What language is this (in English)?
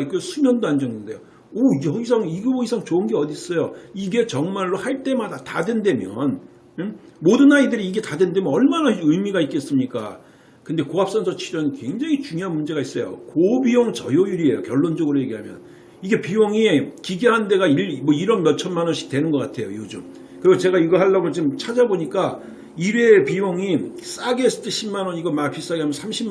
Korean